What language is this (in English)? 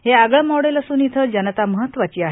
Marathi